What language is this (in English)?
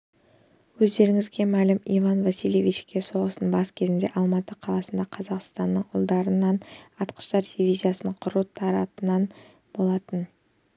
Kazakh